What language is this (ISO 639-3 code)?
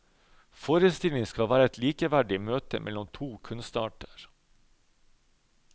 nor